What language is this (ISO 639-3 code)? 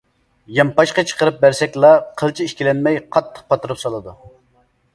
uig